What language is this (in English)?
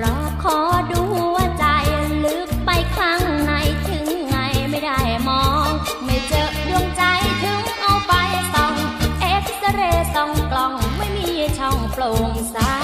Thai